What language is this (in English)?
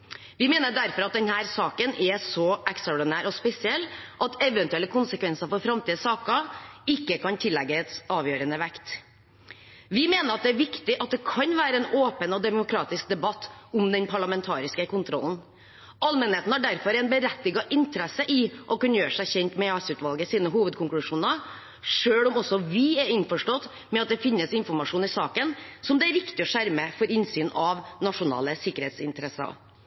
Norwegian Bokmål